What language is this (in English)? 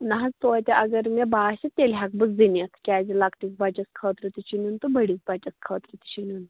Kashmiri